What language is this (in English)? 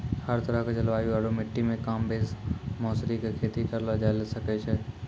Maithili